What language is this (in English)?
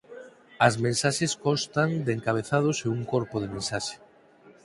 Galician